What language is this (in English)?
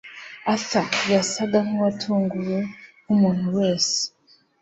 Kinyarwanda